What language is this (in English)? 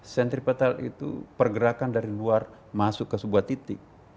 Indonesian